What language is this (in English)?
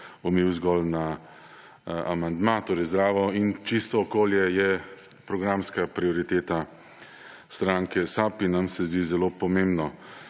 Slovenian